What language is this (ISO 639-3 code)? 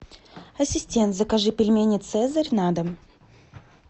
rus